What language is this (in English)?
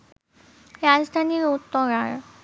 Bangla